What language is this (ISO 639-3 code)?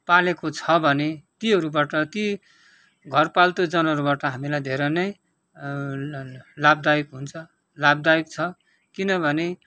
nep